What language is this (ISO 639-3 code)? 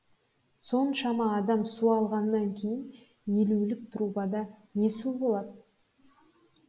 kaz